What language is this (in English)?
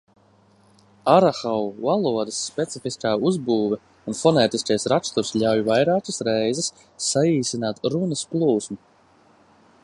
Latvian